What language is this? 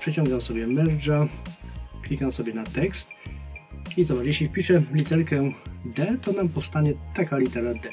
Polish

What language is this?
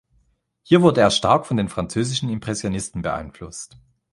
German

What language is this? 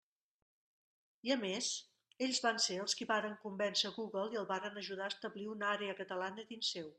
Catalan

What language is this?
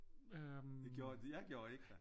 Danish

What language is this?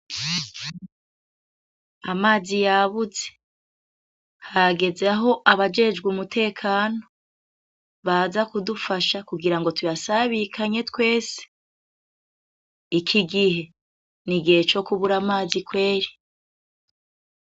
Rundi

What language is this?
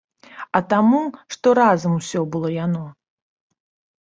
Belarusian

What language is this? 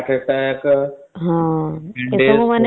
Odia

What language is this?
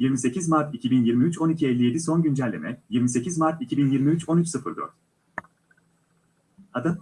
Turkish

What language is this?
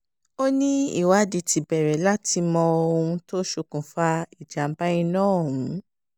Yoruba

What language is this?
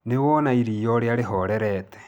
Kikuyu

